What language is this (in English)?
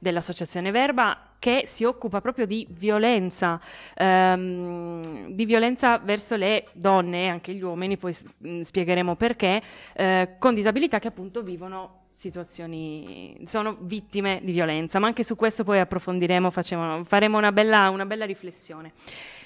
Italian